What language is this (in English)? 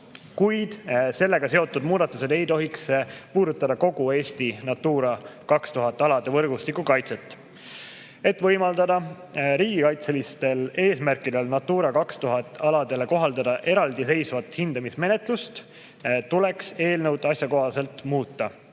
Estonian